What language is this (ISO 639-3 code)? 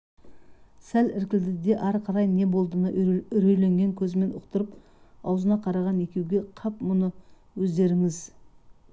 kaz